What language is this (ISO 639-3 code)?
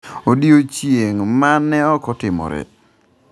luo